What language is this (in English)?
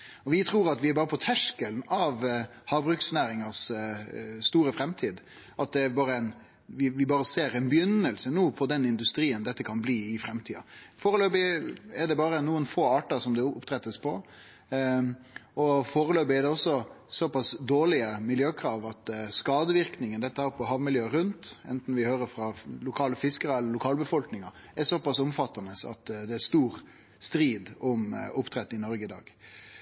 Norwegian Nynorsk